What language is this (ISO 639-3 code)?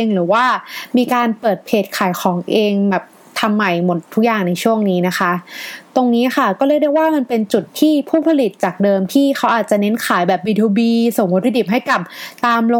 tha